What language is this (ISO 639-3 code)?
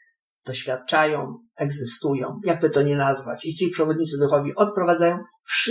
pol